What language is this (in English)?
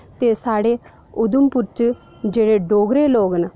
Dogri